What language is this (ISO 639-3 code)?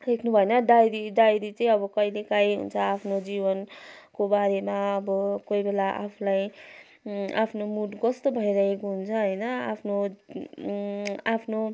nep